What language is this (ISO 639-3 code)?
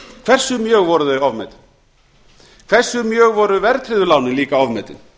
isl